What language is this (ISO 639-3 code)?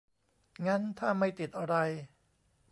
tha